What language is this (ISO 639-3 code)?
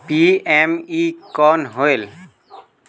hne